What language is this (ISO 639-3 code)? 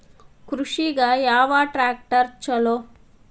kan